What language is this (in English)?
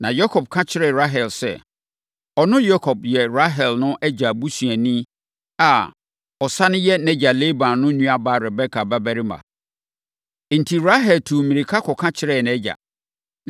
Akan